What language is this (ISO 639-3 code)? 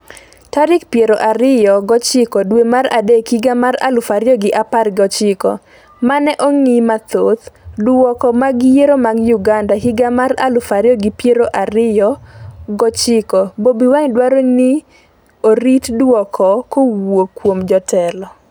luo